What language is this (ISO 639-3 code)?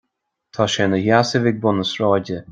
gle